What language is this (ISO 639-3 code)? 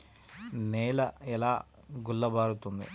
tel